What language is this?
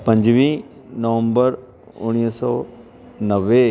Sindhi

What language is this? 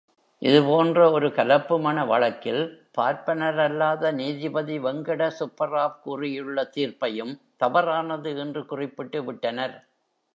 Tamil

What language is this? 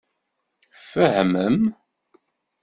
Kabyle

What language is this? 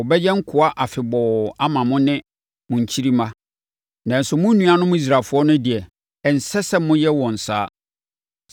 Akan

